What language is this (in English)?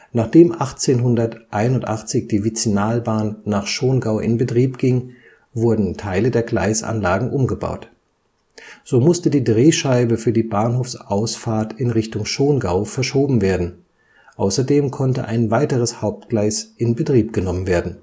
German